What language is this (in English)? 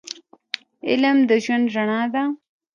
Pashto